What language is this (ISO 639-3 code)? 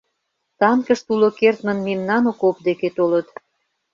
chm